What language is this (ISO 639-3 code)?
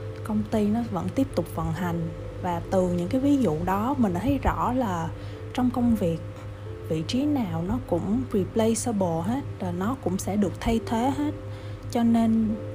vie